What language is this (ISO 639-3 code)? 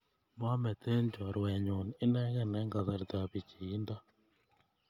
kln